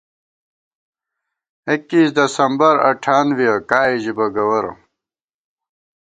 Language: Gawar-Bati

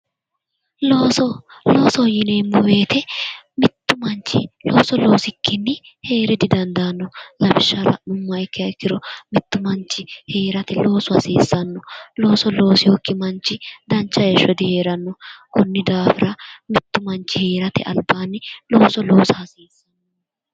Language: Sidamo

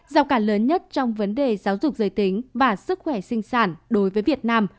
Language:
Vietnamese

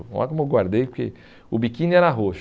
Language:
Portuguese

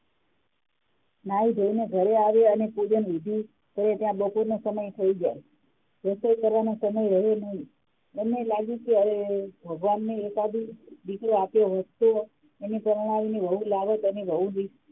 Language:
Gujarati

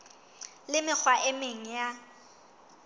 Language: Southern Sotho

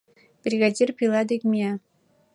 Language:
Mari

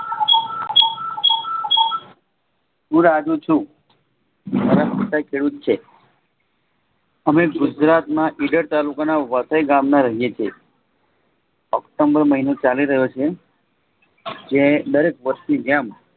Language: Gujarati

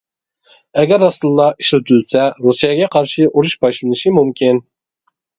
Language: Uyghur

